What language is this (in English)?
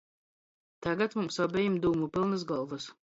Latgalian